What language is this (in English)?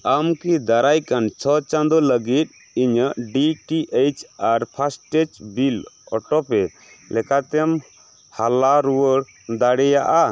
Santali